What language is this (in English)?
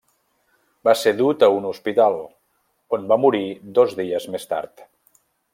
Catalan